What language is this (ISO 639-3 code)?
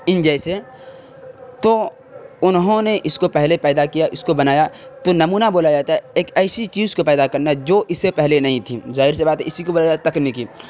urd